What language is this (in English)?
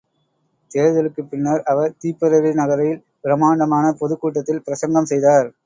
Tamil